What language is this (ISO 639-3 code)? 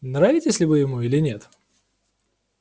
rus